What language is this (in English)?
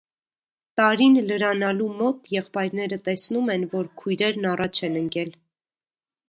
Armenian